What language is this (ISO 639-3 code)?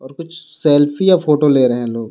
hin